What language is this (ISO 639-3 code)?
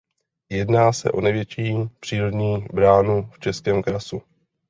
ces